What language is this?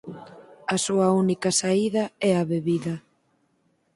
Galician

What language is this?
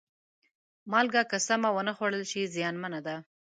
Pashto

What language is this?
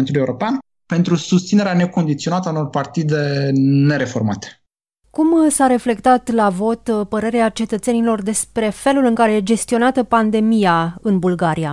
Romanian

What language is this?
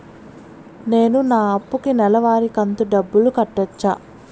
Telugu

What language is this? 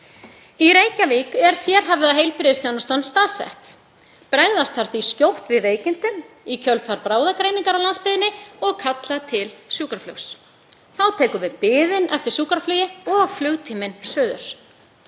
Icelandic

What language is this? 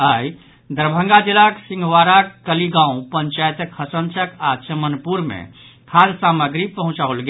Maithili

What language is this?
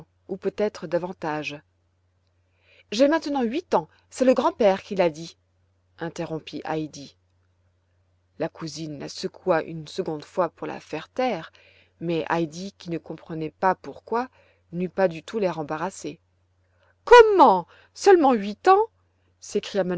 French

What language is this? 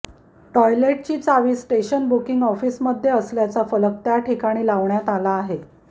Marathi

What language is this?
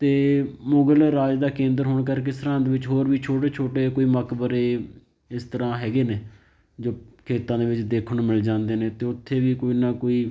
Punjabi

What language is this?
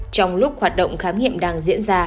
Vietnamese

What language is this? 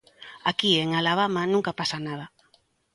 Galician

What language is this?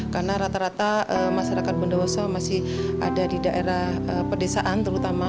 Indonesian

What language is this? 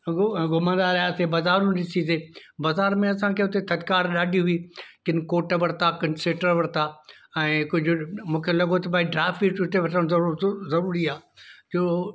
Sindhi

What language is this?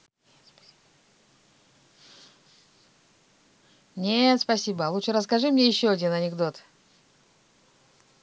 Russian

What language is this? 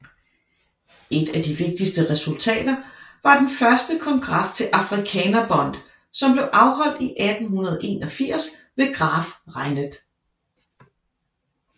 Danish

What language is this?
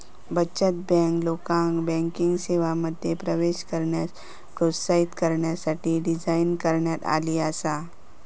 Marathi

